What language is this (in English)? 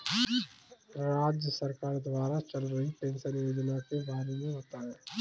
Hindi